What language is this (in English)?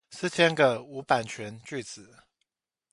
Chinese